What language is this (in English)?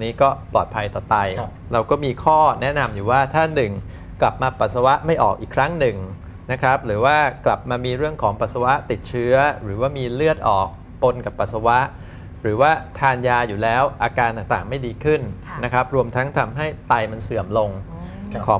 Thai